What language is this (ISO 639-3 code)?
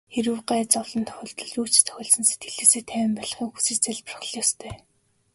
mon